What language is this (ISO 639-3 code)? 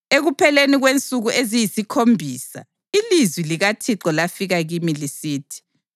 nde